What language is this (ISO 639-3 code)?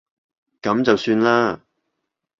yue